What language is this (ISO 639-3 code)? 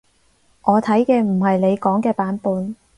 yue